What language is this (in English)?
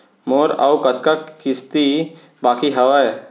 Chhattisgarhi